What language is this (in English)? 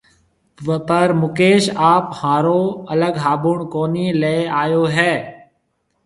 Marwari (Pakistan)